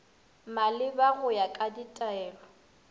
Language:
Northern Sotho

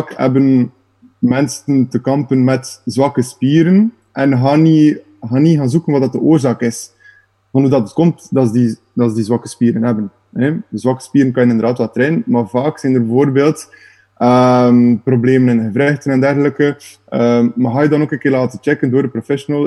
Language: Dutch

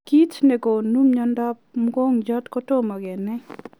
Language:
Kalenjin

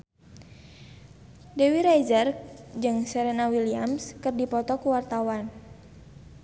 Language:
Sundanese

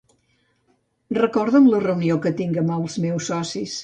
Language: Catalan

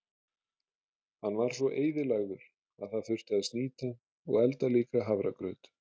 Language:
Icelandic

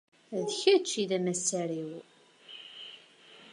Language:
Kabyle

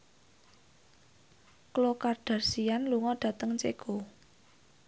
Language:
Javanese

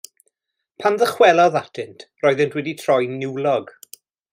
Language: Welsh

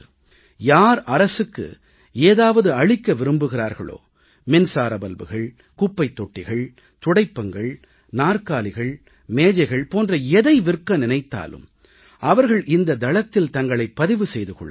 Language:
Tamil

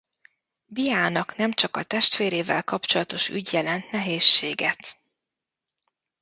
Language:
Hungarian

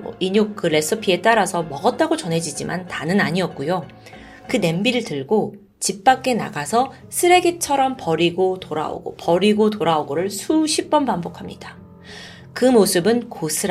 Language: Korean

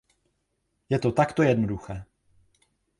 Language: Czech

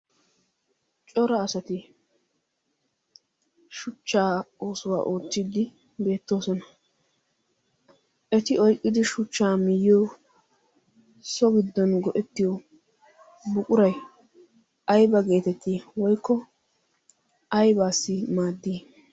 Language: Wolaytta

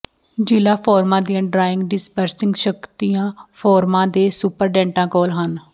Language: Punjabi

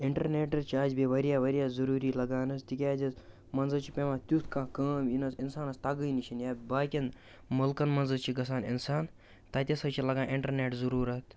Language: Kashmiri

